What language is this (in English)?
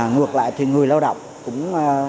Vietnamese